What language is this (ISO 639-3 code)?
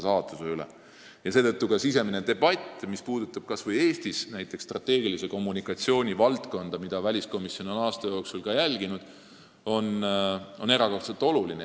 est